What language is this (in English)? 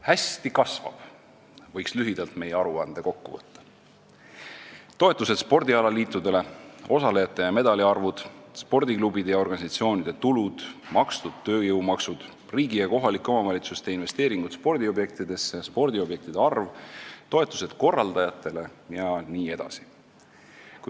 Estonian